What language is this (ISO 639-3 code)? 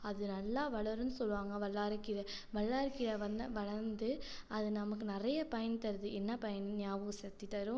tam